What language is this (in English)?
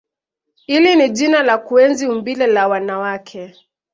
Swahili